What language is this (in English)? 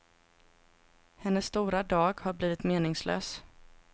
Swedish